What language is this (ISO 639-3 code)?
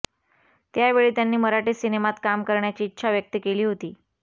mar